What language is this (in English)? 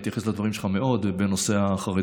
Hebrew